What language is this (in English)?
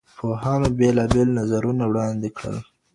Pashto